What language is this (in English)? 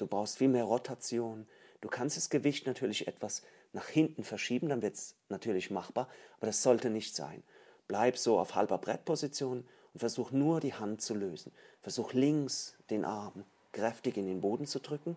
German